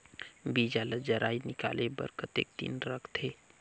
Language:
Chhattisgarhi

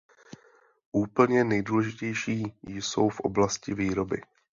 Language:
Czech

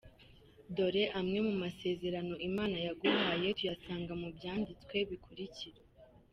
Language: Kinyarwanda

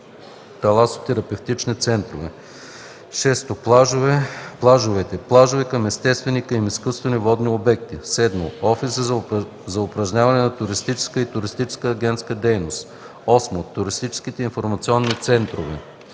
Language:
Bulgarian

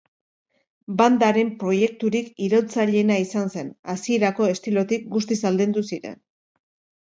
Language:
Basque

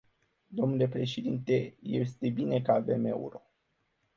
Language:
Romanian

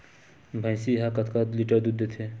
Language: Chhattisgarhi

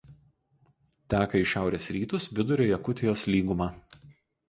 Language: Lithuanian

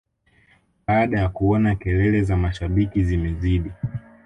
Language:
Swahili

